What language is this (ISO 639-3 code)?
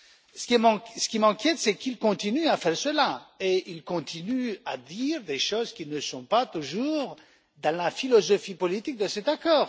fra